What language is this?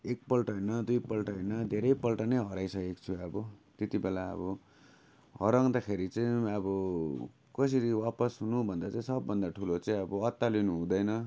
Nepali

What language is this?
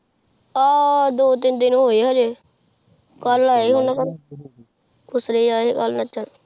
Punjabi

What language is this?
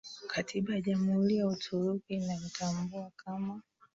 Swahili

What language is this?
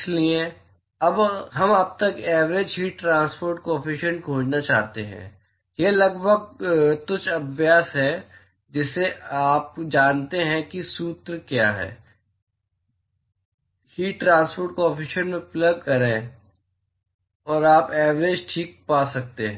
Hindi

